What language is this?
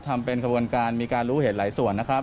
Thai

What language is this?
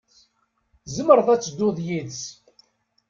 Kabyle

